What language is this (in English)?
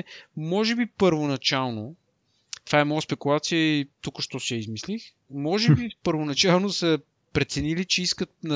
Bulgarian